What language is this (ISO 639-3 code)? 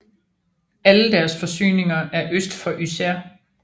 dan